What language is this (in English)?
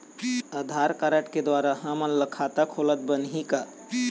Chhattisgarhi